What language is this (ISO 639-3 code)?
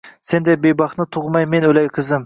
uzb